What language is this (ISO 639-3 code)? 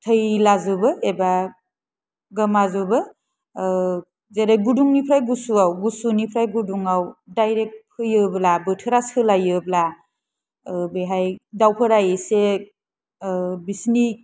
brx